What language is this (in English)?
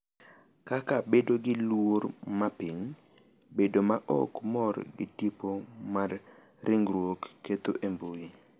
Luo (Kenya and Tanzania)